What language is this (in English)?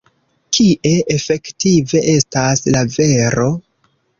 Esperanto